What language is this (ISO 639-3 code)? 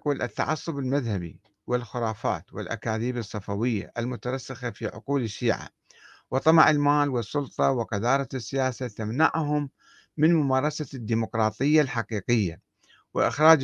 ara